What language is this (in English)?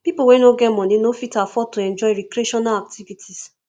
Nigerian Pidgin